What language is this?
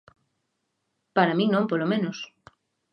Galician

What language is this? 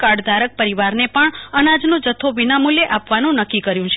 Gujarati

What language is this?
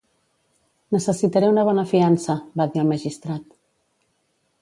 Catalan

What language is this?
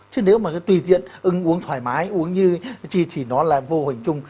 Vietnamese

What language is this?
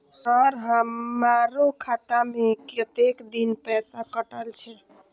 Maithili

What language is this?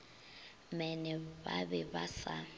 Northern Sotho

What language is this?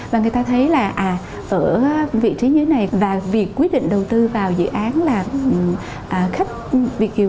Vietnamese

